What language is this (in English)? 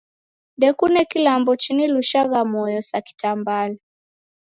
Taita